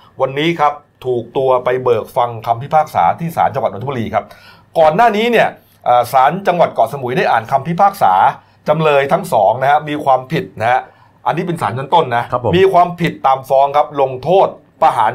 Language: Thai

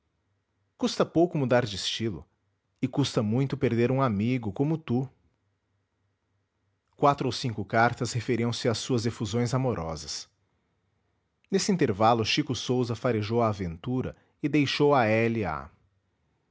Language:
Portuguese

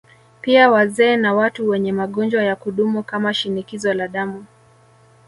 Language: Swahili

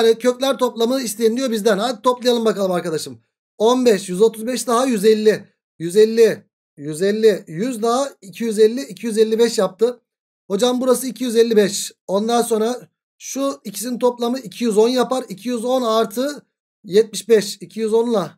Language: Turkish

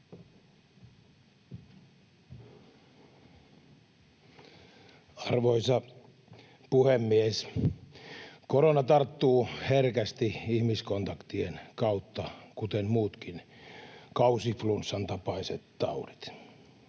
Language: Finnish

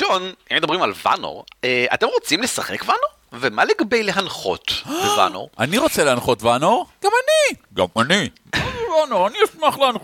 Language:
Hebrew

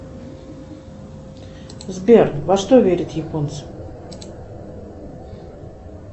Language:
Russian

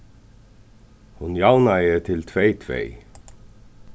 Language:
Faroese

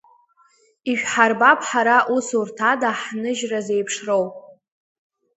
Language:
Abkhazian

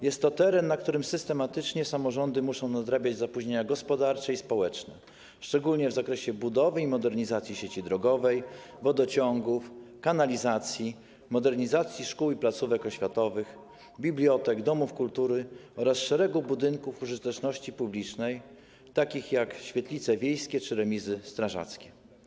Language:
Polish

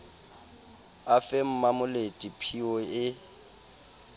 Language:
Southern Sotho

